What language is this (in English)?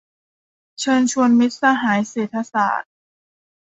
Thai